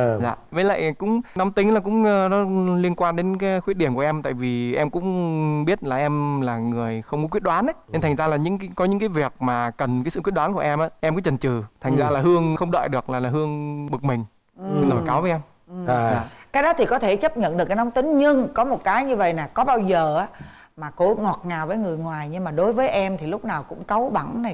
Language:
Vietnamese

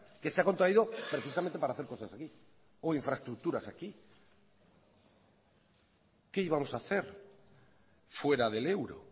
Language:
Spanish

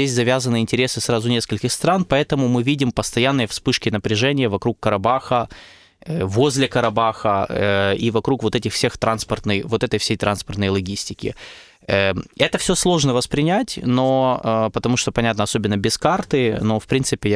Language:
Russian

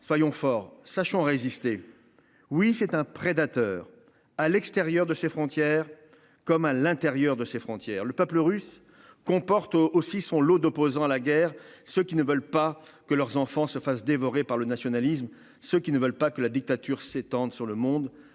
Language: French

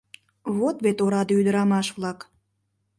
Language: Mari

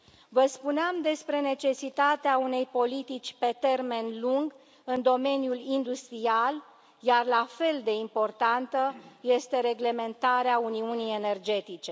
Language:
Romanian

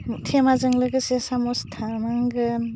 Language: Bodo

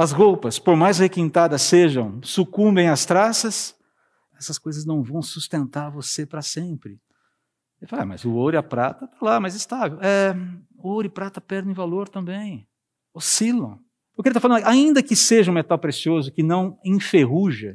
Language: Portuguese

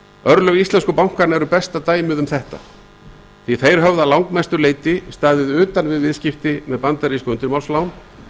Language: Icelandic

